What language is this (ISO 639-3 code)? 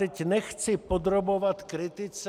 ces